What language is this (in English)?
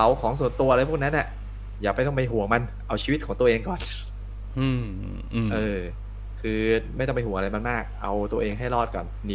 Thai